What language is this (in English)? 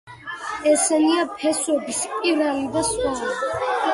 Georgian